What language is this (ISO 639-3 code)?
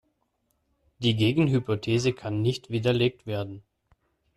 deu